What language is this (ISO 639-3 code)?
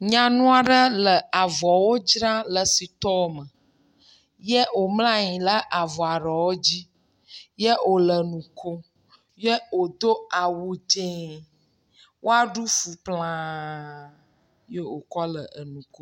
ewe